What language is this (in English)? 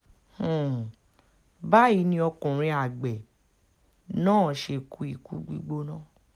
Yoruba